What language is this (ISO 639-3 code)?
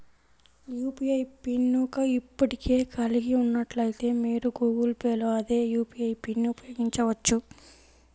tel